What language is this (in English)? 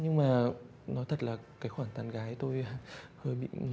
Vietnamese